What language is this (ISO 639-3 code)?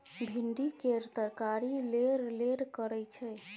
mai